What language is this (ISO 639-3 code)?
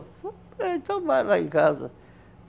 por